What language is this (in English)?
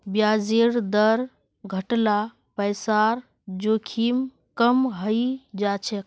Magahi